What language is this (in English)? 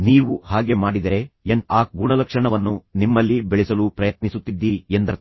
Kannada